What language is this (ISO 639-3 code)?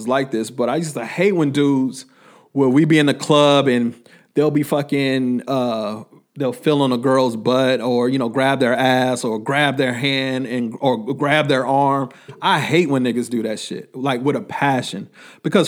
eng